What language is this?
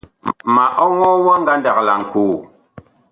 Bakoko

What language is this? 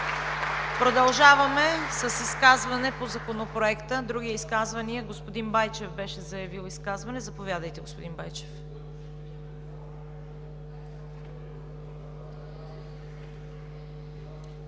Bulgarian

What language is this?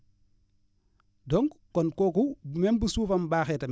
Wolof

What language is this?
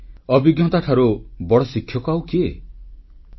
Odia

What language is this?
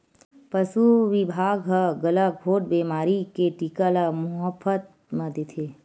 Chhattisgarhi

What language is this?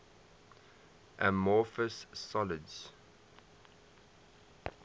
English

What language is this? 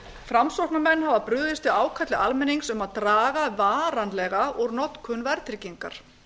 Icelandic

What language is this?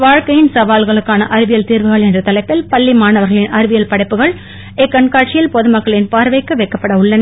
Tamil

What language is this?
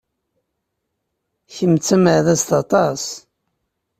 Kabyle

